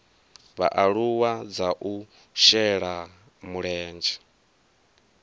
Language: Venda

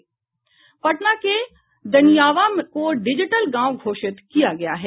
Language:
Hindi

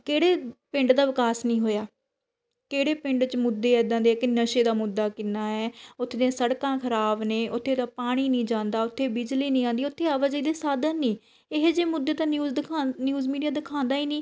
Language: Punjabi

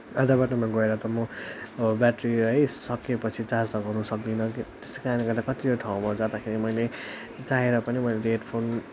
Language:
Nepali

